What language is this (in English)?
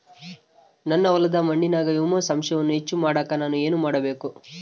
Kannada